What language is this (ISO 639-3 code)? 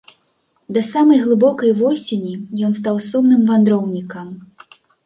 bel